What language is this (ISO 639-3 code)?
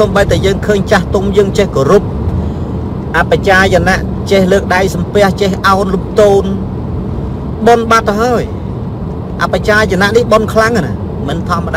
vie